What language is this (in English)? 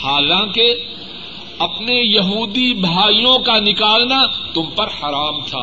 Urdu